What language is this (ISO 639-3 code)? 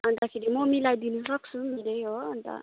nep